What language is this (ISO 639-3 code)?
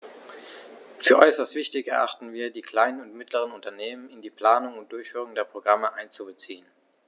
deu